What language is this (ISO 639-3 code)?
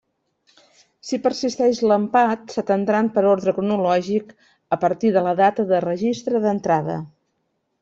cat